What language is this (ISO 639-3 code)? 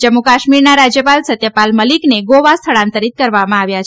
guj